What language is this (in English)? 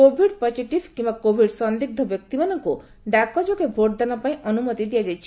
Odia